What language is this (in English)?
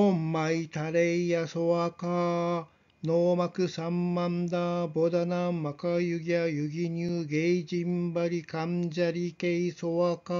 Japanese